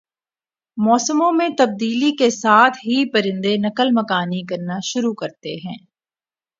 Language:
Urdu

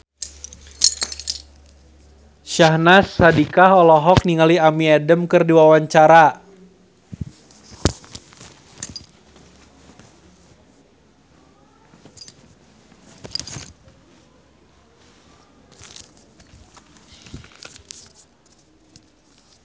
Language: Sundanese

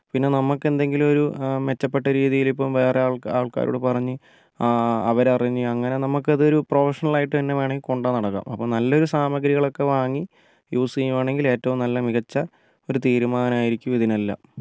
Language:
Malayalam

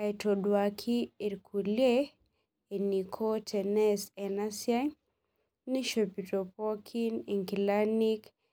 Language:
Masai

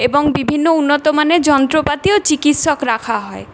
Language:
Bangla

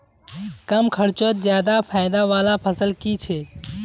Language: Magahi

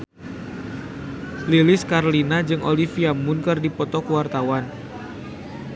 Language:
Sundanese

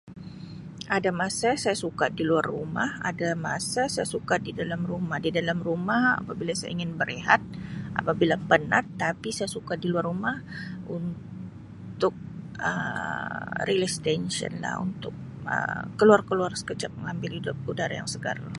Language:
Sabah Malay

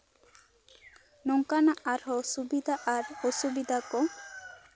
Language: Santali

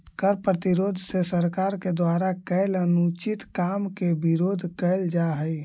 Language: Magahi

